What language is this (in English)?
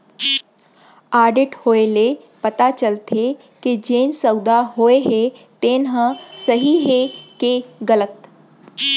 Chhattisgarhi